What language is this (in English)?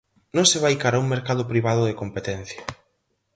Galician